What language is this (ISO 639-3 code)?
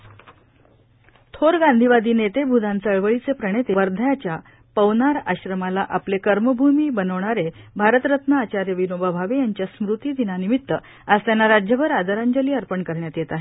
mar